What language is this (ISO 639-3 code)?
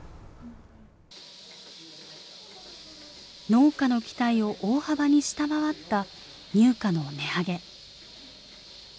jpn